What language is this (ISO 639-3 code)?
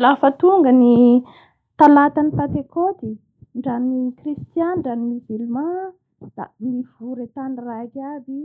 bhr